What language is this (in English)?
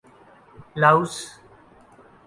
Urdu